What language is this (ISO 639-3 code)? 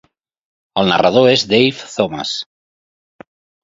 cat